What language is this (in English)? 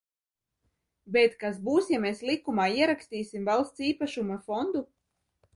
Latvian